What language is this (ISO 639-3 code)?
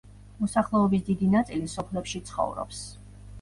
kat